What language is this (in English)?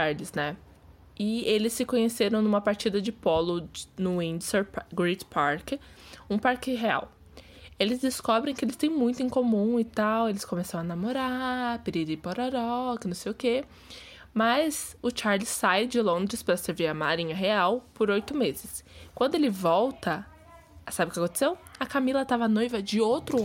Portuguese